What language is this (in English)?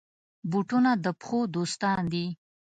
Pashto